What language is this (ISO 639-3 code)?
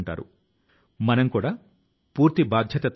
tel